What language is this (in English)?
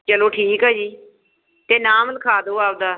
Punjabi